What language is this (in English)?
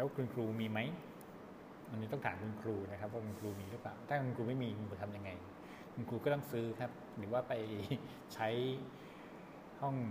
Thai